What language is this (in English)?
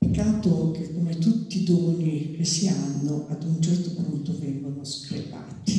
Italian